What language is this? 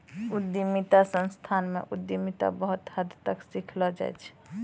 Maithili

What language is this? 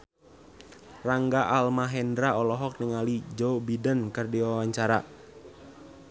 Sundanese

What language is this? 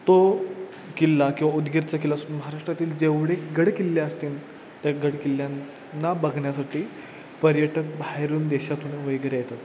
Marathi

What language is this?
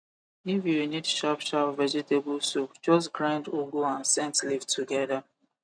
Nigerian Pidgin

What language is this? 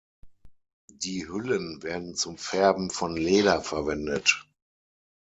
German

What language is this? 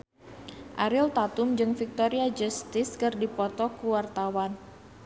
Sundanese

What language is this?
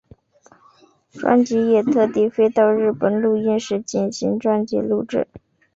Chinese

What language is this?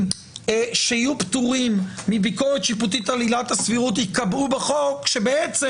Hebrew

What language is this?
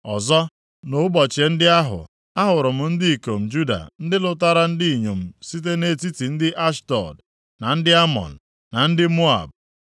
Igbo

